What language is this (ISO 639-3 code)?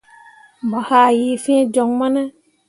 mua